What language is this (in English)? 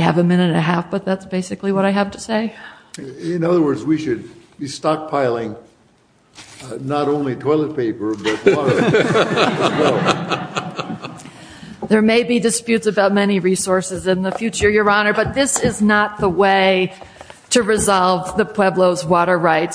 English